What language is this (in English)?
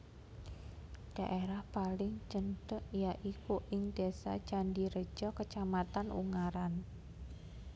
Javanese